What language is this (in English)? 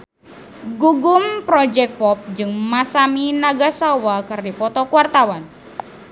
Sundanese